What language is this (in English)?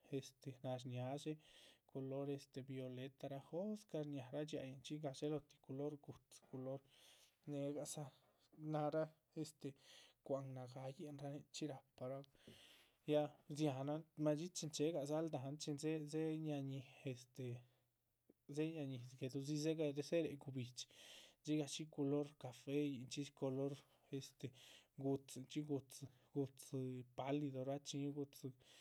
Chichicapan Zapotec